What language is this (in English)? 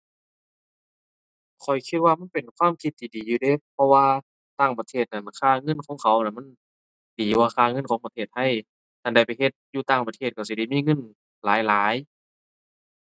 Thai